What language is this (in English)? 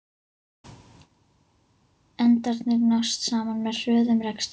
Icelandic